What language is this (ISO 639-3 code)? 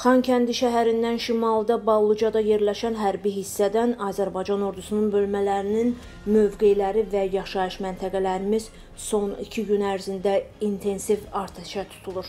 tur